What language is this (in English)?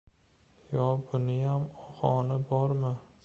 Uzbek